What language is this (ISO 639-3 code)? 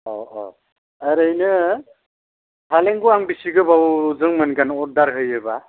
brx